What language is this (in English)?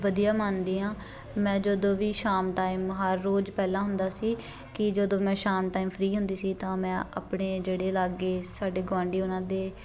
Punjabi